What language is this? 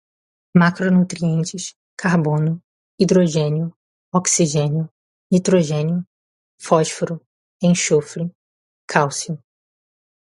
Portuguese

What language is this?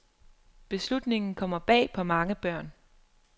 Danish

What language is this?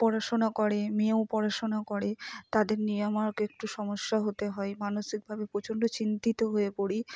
Bangla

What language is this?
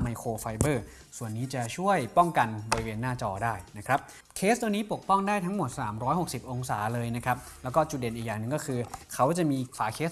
Thai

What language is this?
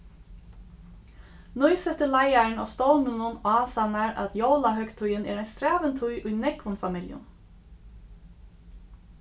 Faroese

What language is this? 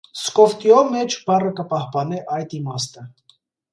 Armenian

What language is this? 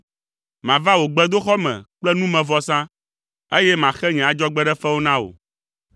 Ewe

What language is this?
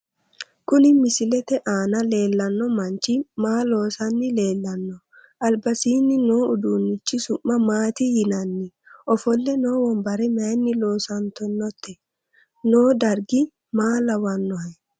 Sidamo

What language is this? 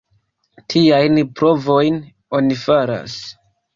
Esperanto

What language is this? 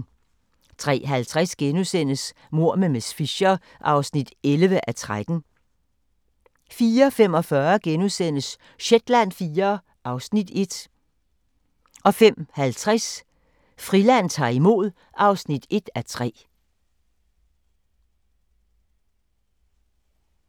Danish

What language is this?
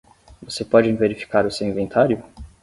Portuguese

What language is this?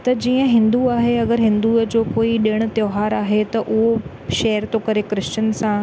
Sindhi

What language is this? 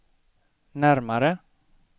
Swedish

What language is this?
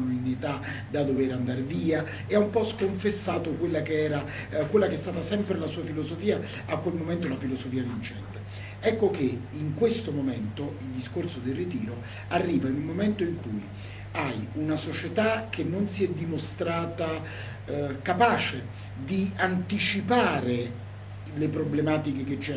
Italian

